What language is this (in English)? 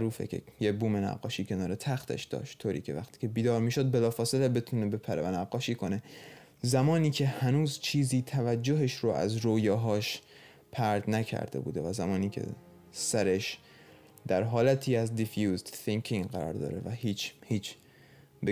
Persian